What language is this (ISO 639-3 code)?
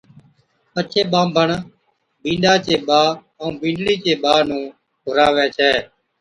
odk